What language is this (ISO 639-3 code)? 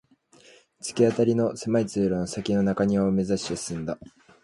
jpn